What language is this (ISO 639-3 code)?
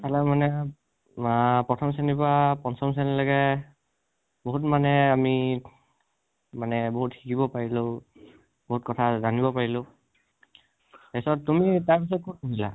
asm